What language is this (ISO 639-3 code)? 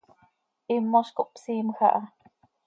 sei